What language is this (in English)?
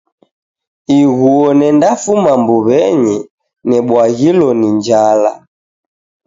Taita